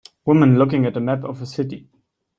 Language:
English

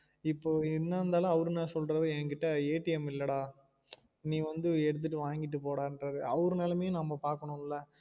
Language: Tamil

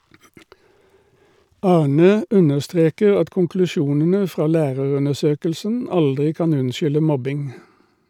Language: Norwegian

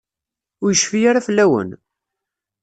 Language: Kabyle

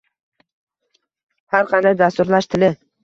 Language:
Uzbek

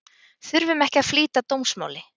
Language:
Icelandic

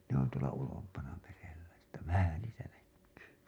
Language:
Finnish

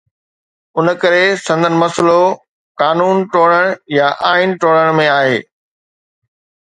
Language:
Sindhi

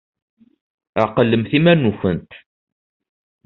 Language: Kabyle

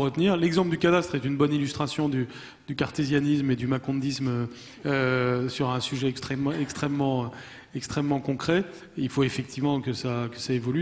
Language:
French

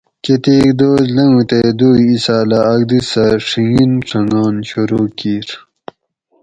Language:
Gawri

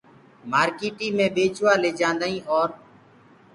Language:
Gurgula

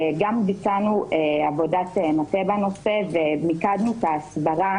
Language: Hebrew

